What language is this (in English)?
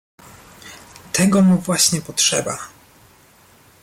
Polish